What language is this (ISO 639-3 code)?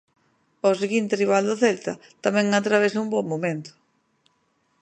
glg